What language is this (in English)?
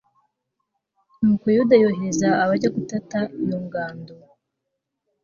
Kinyarwanda